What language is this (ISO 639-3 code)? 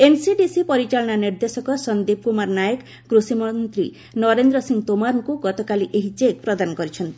ori